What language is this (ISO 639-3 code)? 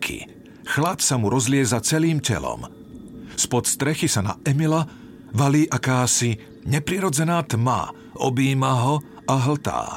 slk